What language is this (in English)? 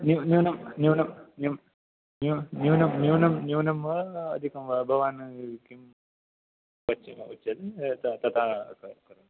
Sanskrit